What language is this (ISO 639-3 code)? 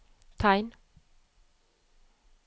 nor